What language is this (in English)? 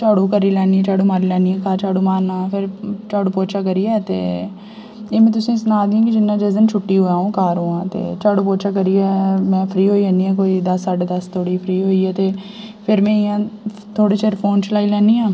Dogri